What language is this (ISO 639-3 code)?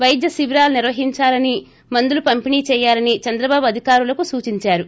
tel